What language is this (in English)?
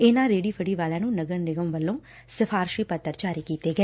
Punjabi